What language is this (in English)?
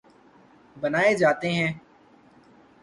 Urdu